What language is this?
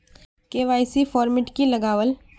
Magahi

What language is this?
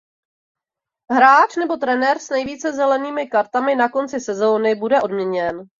Czech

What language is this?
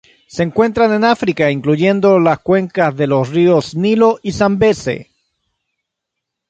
Spanish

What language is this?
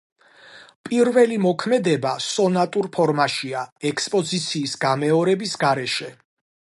Georgian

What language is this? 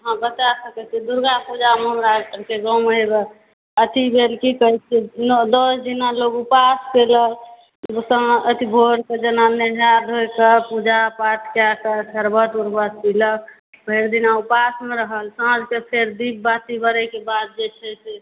Maithili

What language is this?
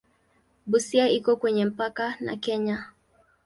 Swahili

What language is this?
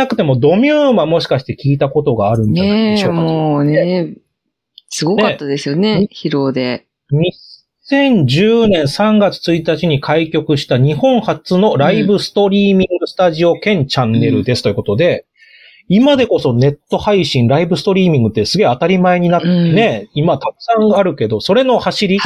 Japanese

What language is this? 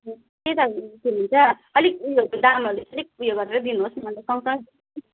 Nepali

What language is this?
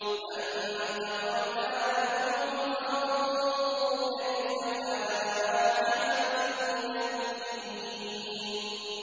Arabic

